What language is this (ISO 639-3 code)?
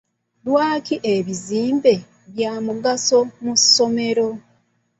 lug